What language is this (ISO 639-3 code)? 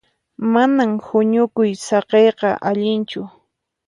qxp